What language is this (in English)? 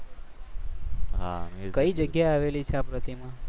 Gujarati